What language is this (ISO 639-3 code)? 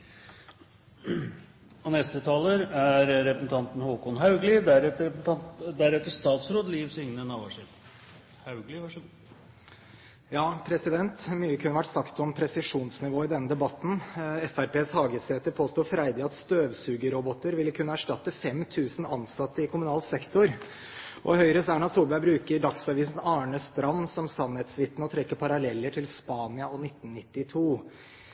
nob